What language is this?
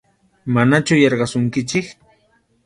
Arequipa-La Unión Quechua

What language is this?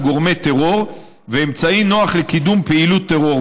Hebrew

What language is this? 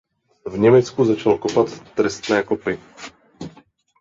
Czech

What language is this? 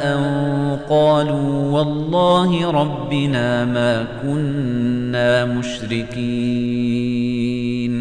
Arabic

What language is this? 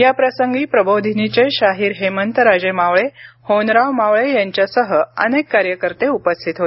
Marathi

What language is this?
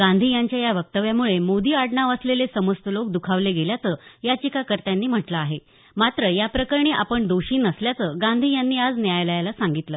Marathi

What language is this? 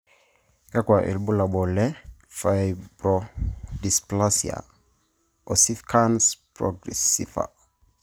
Masai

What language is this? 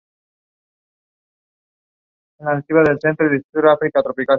Spanish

